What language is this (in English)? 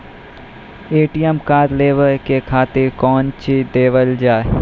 Maithili